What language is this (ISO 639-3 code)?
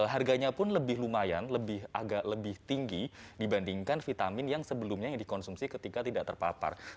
ind